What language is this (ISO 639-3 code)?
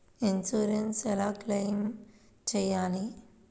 tel